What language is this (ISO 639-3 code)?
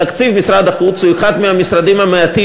heb